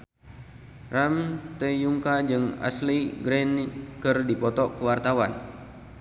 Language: Sundanese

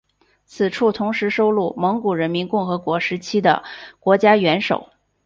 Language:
Chinese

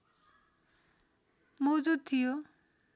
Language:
Nepali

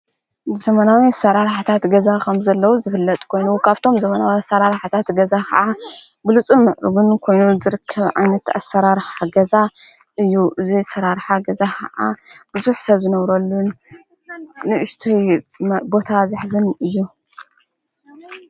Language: Tigrinya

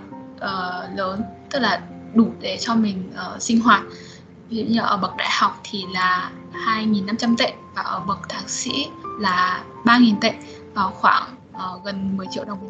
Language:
Vietnamese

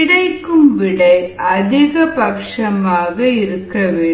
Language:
Tamil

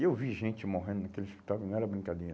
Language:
Portuguese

